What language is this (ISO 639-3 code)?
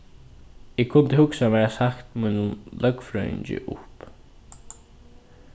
fao